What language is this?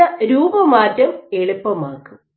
Malayalam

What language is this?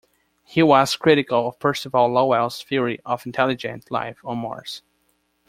English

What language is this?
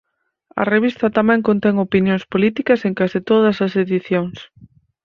Galician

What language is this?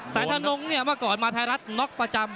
Thai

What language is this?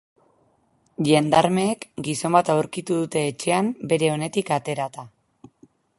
Basque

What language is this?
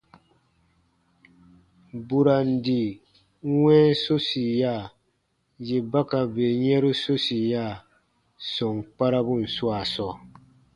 Baatonum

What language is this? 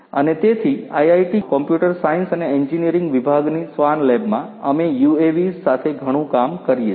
Gujarati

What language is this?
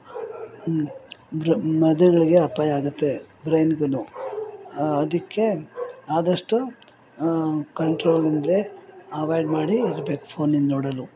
Kannada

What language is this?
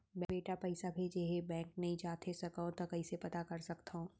Chhattisgarhi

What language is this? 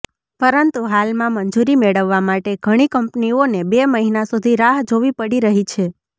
Gujarati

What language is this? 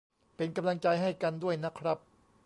Thai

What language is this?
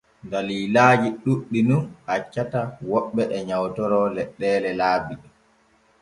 Borgu Fulfulde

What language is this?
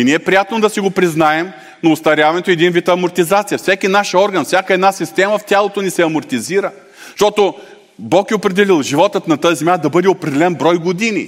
Bulgarian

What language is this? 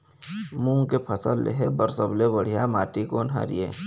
Chhattisgarhi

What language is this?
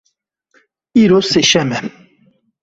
Kurdish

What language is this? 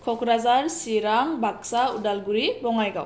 Bodo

